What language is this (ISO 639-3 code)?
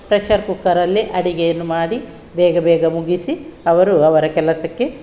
kan